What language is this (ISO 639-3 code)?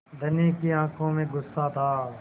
hin